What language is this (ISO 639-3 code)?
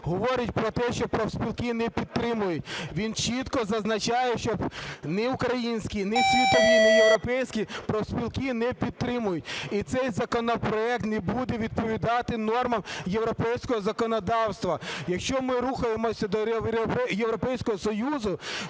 ukr